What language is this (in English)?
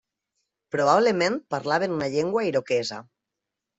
Catalan